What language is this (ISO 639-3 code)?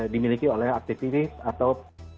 ind